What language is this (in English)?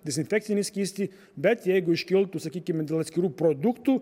Lithuanian